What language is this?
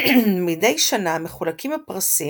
Hebrew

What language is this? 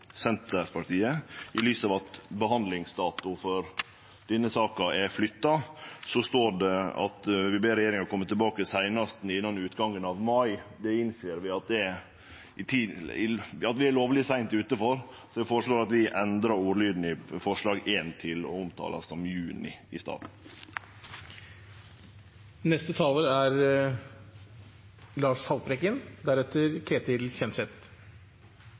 Norwegian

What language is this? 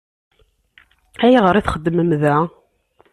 Kabyle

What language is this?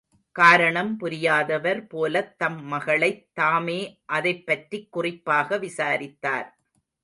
Tamil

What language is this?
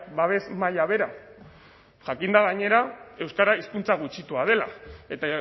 Basque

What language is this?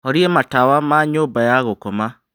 Kikuyu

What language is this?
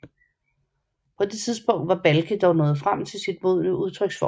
Danish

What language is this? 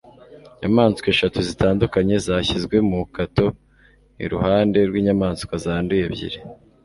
Kinyarwanda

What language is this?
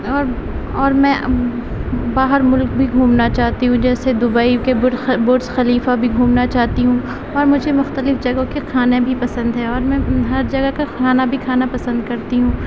Urdu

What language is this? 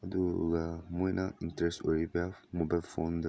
Manipuri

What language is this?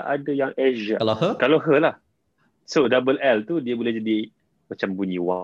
Malay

